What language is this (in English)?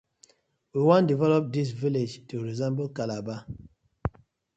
Nigerian Pidgin